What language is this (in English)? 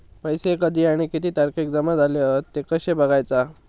Marathi